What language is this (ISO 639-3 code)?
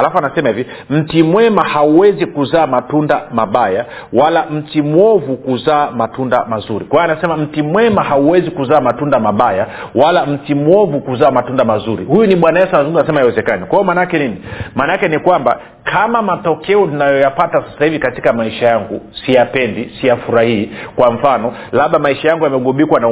swa